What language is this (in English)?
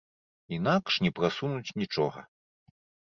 Belarusian